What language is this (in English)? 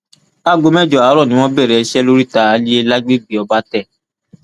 Yoruba